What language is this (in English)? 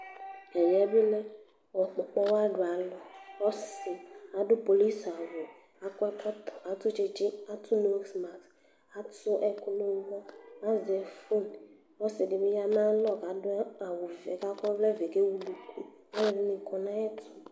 Ikposo